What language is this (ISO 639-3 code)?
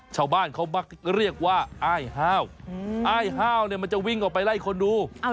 tha